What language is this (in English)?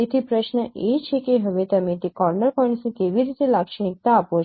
Gujarati